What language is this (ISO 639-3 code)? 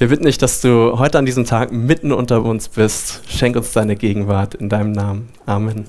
deu